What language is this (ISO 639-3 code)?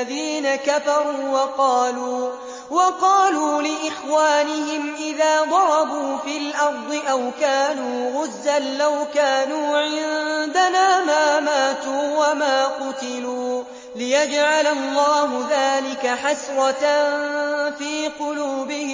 ara